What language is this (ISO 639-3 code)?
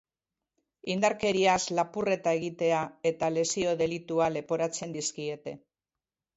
eus